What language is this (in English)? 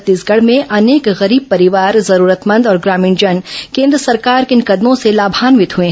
Hindi